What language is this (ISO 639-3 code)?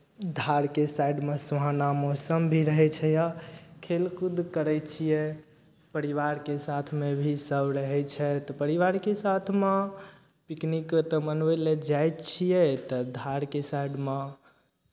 mai